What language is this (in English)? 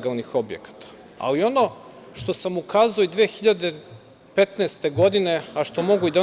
Serbian